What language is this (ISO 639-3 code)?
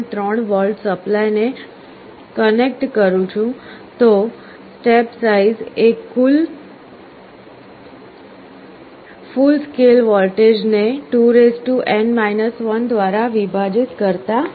guj